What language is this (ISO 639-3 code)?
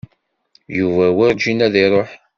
kab